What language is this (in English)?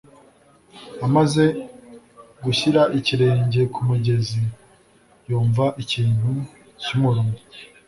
Kinyarwanda